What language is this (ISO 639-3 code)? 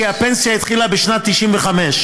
heb